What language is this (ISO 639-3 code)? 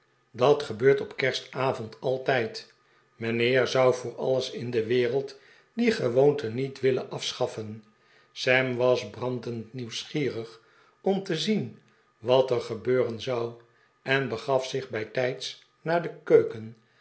nld